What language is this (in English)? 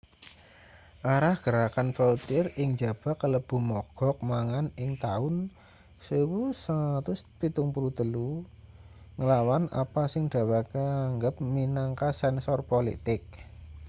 Javanese